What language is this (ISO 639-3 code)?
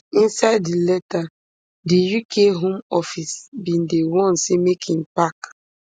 pcm